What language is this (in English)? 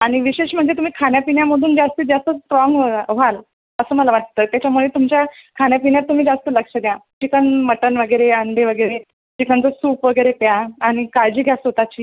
Marathi